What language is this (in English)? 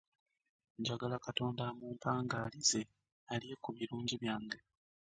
Ganda